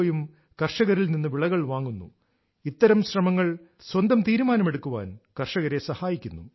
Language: Malayalam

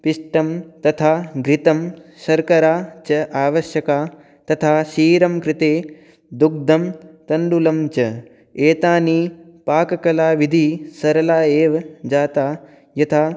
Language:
Sanskrit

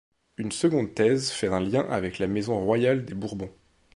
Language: French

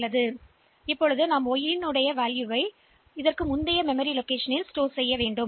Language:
Tamil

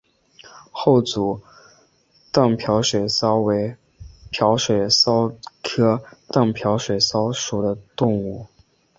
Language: Chinese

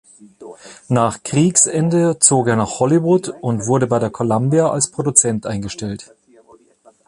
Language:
German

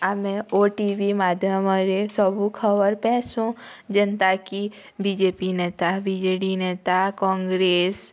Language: Odia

